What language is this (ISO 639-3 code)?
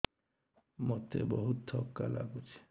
ori